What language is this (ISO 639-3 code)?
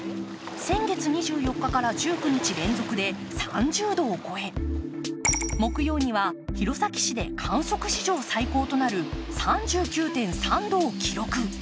jpn